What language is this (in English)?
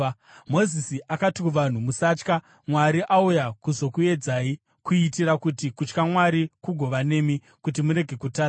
Shona